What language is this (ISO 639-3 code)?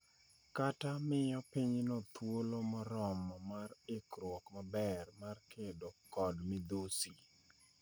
luo